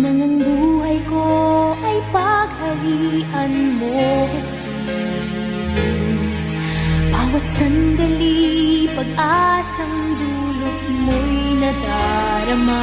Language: Filipino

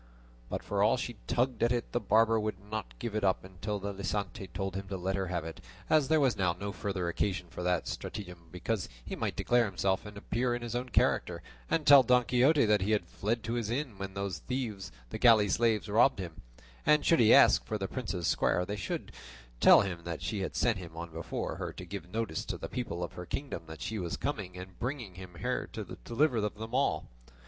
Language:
English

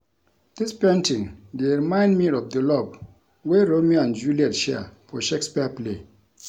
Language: Nigerian Pidgin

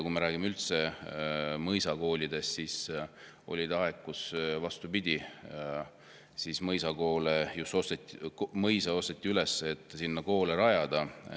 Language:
Estonian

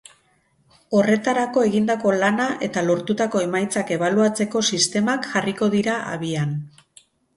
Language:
Basque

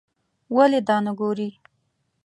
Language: Pashto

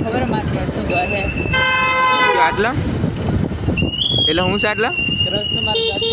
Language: Gujarati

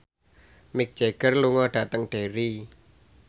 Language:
Javanese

